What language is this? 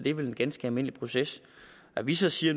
Danish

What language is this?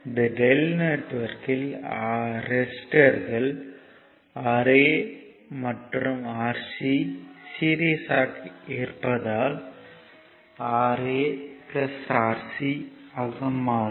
Tamil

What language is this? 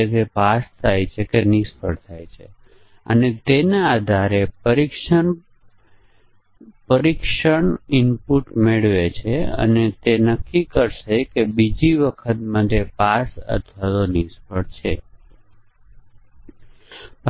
Gujarati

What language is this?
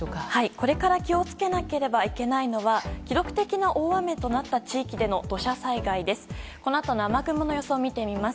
Japanese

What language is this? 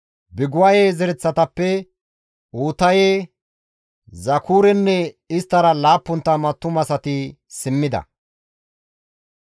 Gamo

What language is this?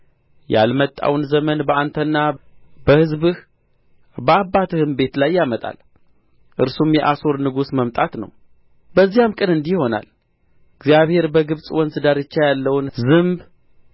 Amharic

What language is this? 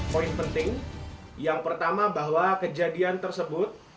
Indonesian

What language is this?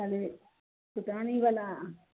Maithili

